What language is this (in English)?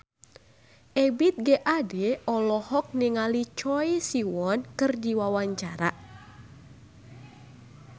Sundanese